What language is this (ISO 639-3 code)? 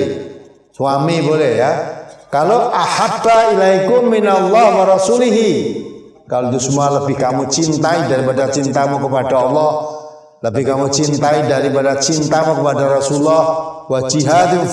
ind